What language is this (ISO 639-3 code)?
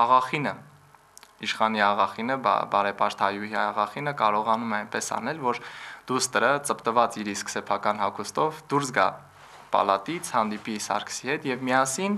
tur